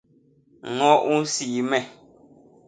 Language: Basaa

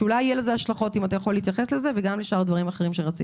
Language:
Hebrew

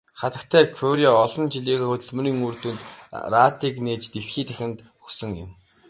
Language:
Mongolian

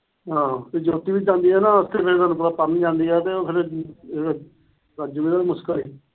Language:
Punjabi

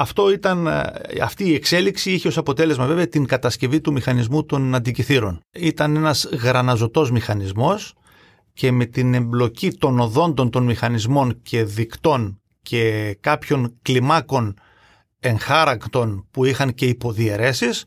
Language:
Greek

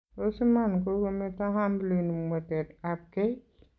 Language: Kalenjin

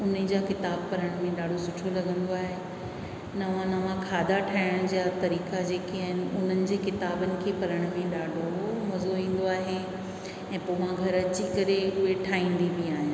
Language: Sindhi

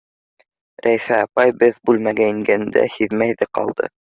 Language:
Bashkir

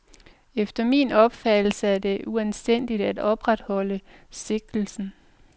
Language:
Danish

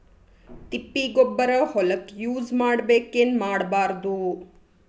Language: Kannada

